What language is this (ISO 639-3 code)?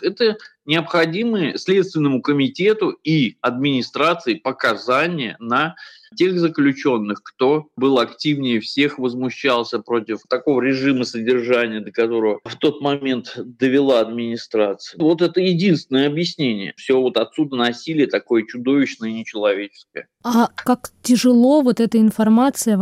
rus